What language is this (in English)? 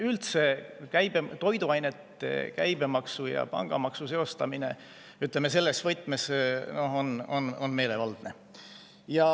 Estonian